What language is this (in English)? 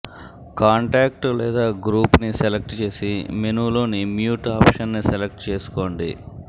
Telugu